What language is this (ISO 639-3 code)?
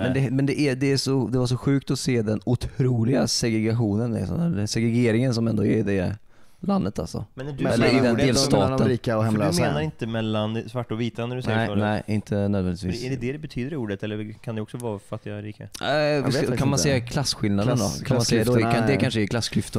swe